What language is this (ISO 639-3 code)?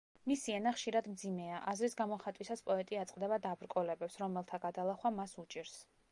kat